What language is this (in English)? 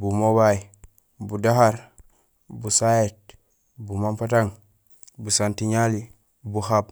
Gusilay